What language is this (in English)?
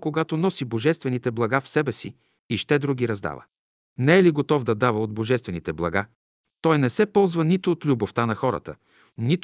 Bulgarian